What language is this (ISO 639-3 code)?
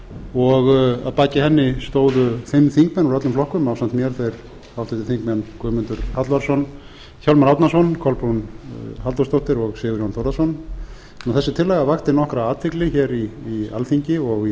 isl